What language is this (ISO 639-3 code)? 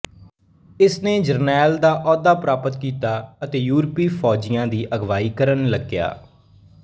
pan